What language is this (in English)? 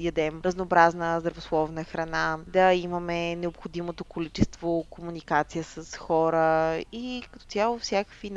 Bulgarian